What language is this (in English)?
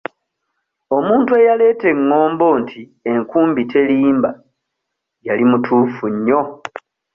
Ganda